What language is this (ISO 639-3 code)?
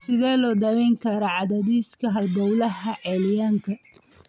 som